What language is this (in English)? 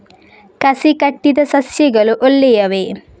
Kannada